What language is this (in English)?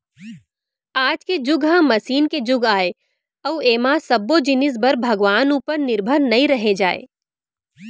Chhattisgarhi